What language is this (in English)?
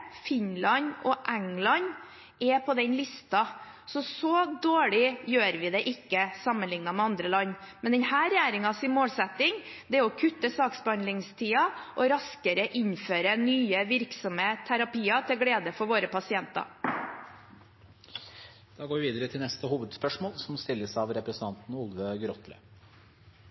Norwegian Bokmål